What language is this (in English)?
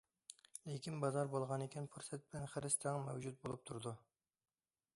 Uyghur